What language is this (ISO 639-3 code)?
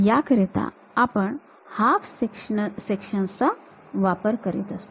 mar